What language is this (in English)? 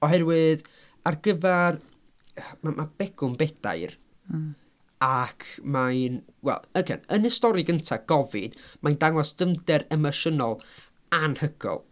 Welsh